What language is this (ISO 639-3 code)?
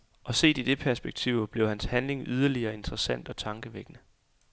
dan